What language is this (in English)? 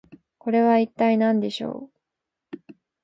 Japanese